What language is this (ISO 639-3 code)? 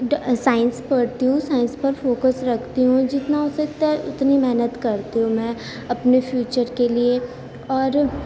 urd